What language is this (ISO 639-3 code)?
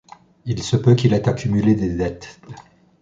fra